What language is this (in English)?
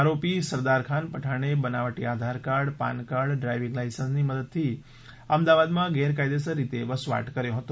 Gujarati